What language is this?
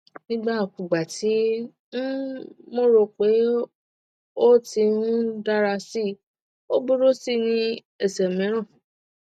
Yoruba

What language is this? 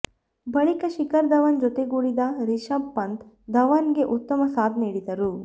Kannada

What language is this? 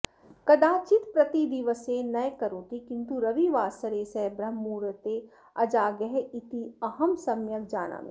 Sanskrit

